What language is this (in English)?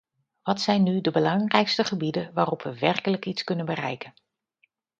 Dutch